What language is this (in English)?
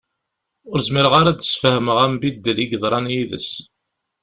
Kabyle